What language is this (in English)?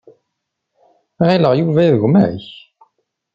Kabyle